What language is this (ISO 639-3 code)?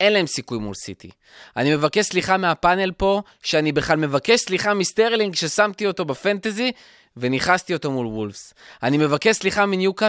heb